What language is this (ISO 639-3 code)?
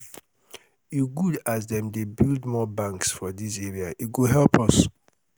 pcm